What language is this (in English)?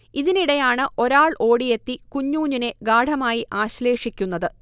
Malayalam